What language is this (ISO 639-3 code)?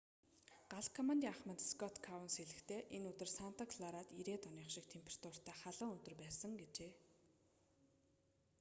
mon